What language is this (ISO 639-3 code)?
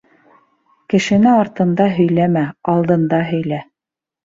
bak